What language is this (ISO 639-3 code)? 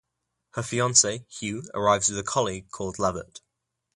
eng